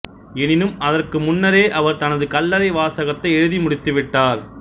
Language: Tamil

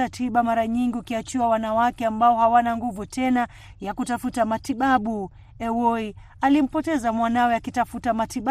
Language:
Swahili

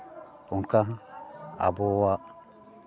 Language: Santali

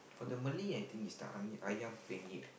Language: English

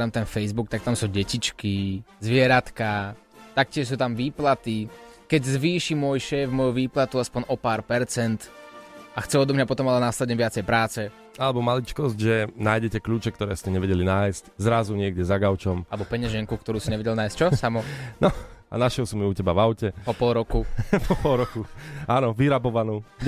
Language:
Slovak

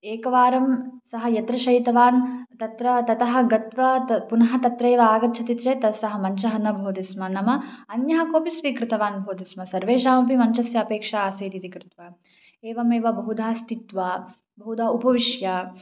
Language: Sanskrit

